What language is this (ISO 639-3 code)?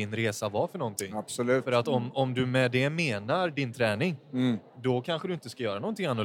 swe